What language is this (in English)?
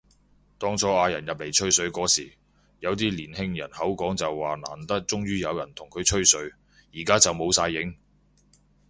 Cantonese